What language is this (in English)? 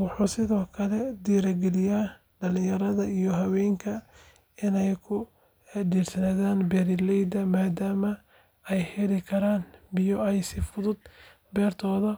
Somali